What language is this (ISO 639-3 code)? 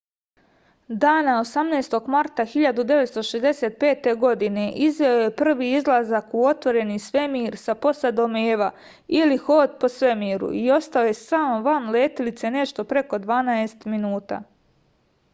srp